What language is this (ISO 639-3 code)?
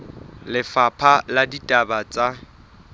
sot